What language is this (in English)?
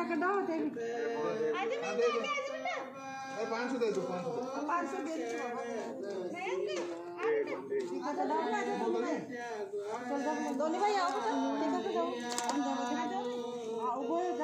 Turkish